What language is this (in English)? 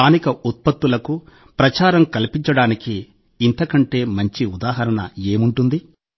Telugu